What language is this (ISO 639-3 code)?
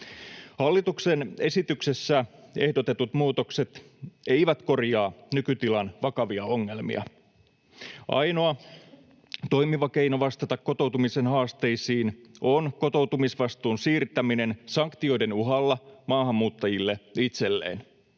fin